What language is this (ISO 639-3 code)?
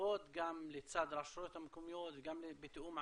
heb